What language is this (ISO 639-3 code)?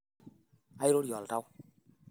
mas